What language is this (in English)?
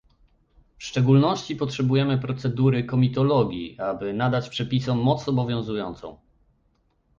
Polish